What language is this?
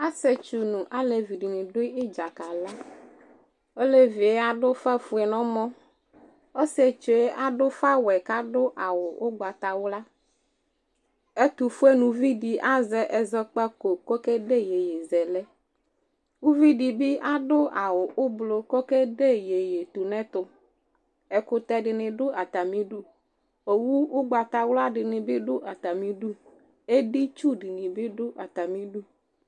Ikposo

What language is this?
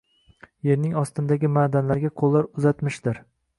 Uzbek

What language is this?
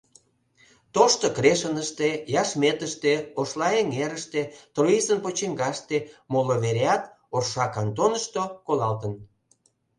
Mari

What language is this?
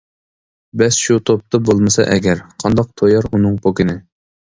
Uyghur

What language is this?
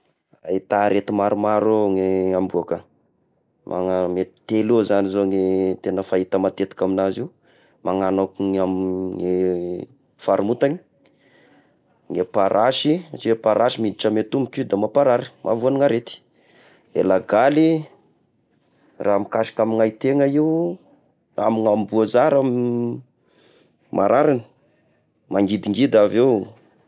Tesaka Malagasy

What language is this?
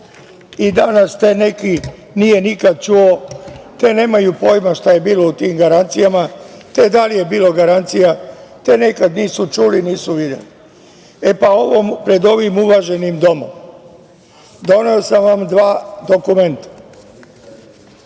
Serbian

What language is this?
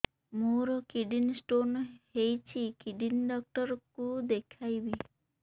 Odia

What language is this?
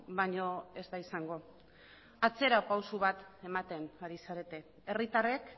Basque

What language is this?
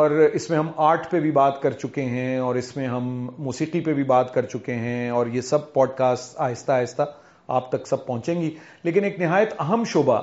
Urdu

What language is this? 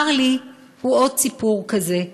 Hebrew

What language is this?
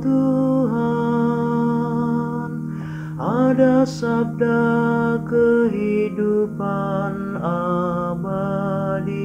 Indonesian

